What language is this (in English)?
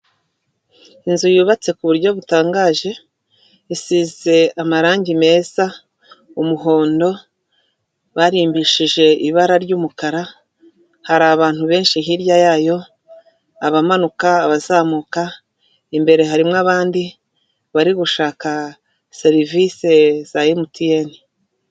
Kinyarwanda